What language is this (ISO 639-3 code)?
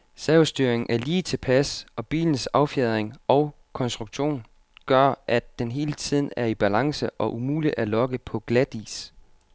dan